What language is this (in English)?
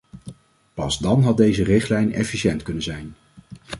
Dutch